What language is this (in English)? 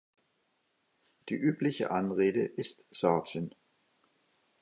German